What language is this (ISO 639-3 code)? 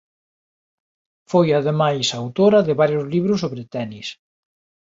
glg